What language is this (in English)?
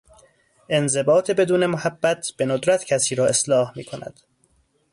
Persian